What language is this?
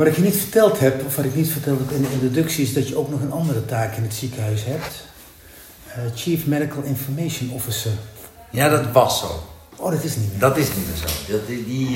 Dutch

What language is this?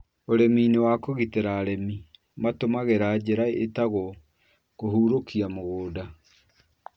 Kikuyu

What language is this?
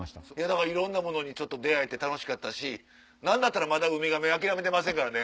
Japanese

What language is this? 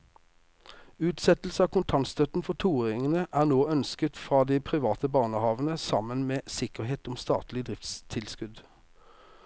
Norwegian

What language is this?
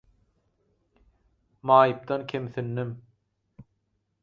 Turkmen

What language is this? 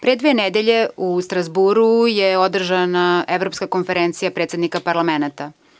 Serbian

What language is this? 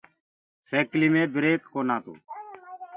Gurgula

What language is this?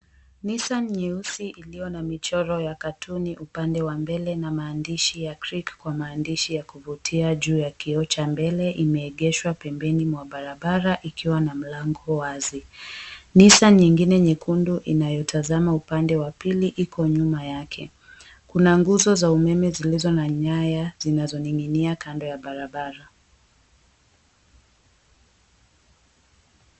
Swahili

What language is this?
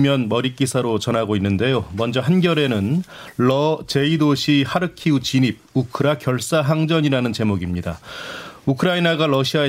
Korean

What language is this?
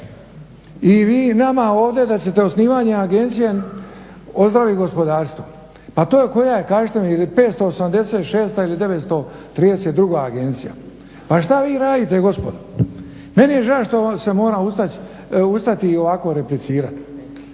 Croatian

